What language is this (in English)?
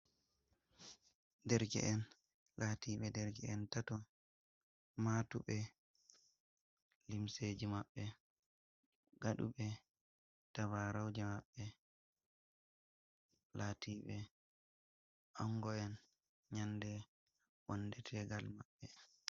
Fula